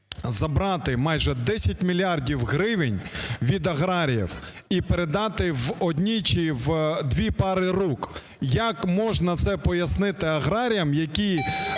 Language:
Ukrainian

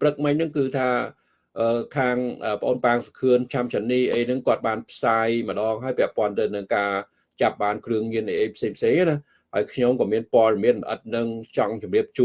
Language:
Vietnamese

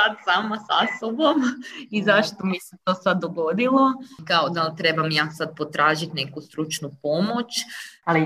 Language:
Croatian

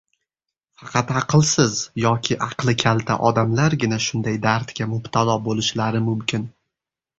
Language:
Uzbek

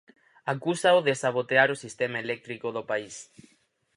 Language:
Galician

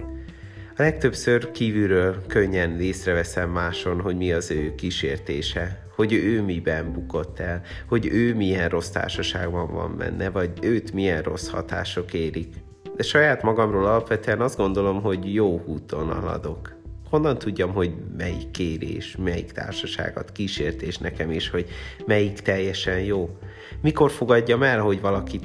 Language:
Hungarian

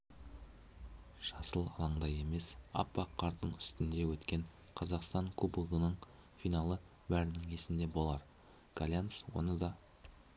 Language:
Kazakh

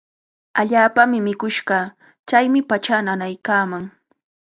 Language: Cajatambo North Lima Quechua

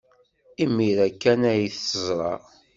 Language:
Kabyle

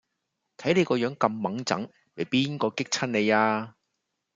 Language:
Cantonese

